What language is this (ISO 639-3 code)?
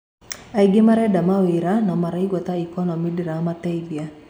kik